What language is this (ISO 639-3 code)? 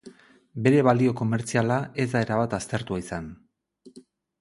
eus